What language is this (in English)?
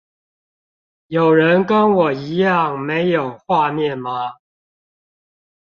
Chinese